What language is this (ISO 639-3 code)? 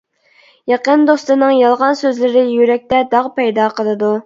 uig